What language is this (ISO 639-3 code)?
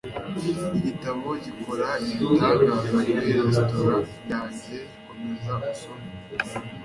kin